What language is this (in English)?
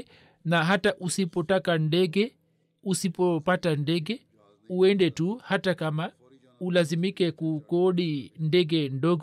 Swahili